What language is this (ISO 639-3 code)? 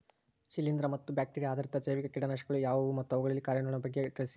kan